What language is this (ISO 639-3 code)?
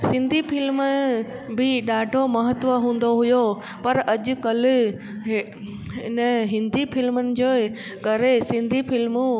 snd